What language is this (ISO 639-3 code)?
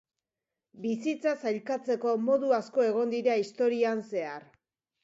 eus